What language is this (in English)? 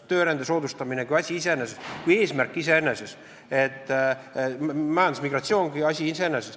Estonian